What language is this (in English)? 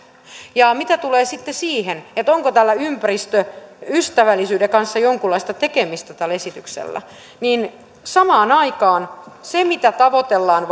Finnish